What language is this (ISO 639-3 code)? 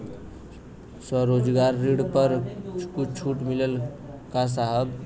bho